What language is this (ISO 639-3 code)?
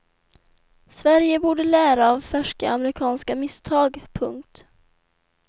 swe